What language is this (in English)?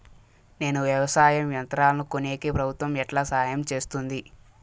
Telugu